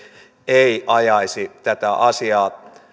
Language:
Finnish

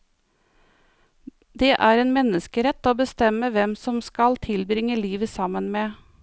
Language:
Norwegian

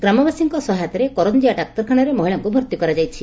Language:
Odia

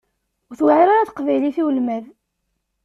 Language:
Kabyle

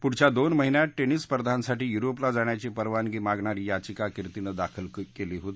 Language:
Marathi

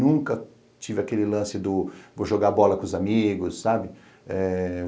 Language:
Portuguese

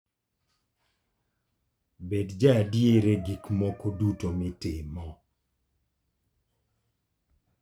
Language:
Luo (Kenya and Tanzania)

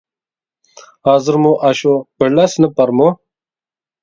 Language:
Uyghur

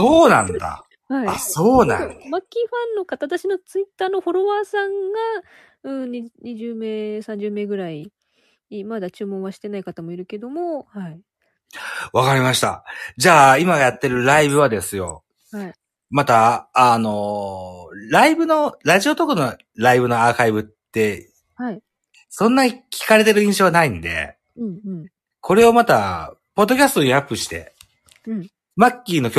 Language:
Japanese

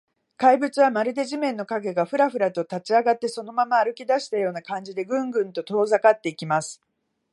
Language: Japanese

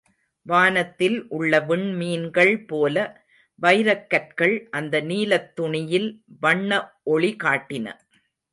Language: Tamil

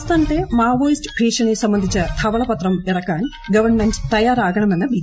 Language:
Malayalam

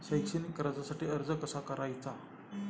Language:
Marathi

